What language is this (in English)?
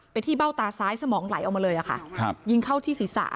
Thai